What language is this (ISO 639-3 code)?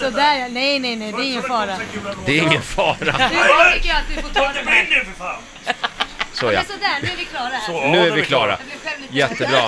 swe